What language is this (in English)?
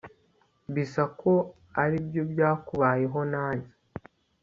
Kinyarwanda